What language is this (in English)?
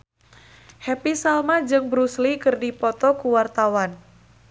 Sundanese